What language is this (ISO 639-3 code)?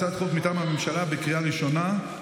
heb